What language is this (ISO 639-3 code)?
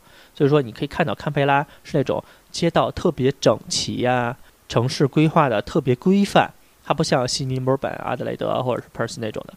zho